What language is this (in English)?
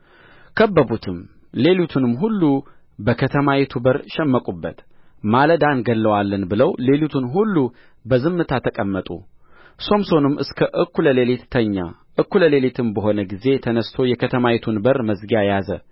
Amharic